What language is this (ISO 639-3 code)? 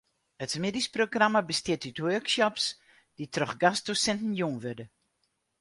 fry